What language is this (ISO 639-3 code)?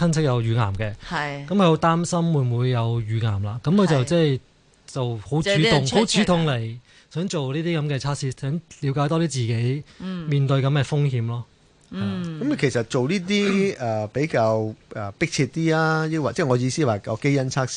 zho